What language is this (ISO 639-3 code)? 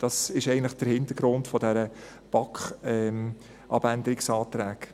gsw